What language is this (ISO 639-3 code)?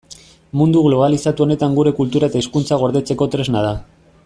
eus